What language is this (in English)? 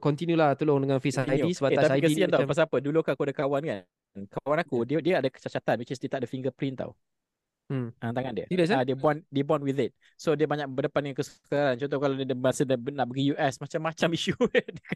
Malay